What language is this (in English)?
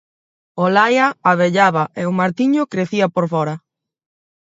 Galician